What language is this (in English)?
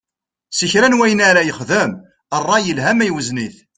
Kabyle